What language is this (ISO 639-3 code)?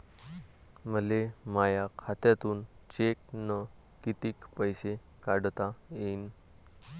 mar